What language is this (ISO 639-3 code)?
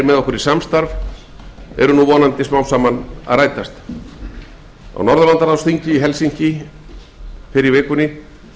isl